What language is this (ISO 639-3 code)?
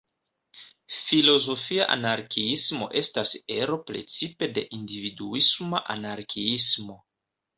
epo